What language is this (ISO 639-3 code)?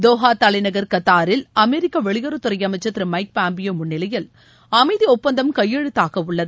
tam